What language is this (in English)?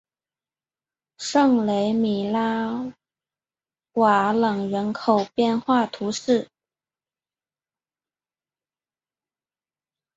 Chinese